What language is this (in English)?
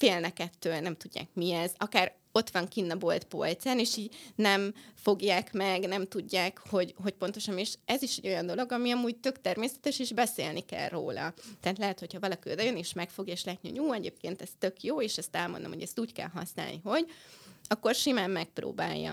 Hungarian